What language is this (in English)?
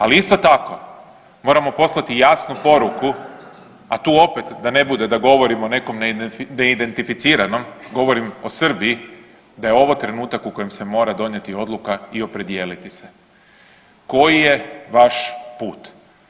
Croatian